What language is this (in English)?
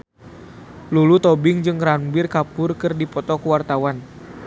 Sundanese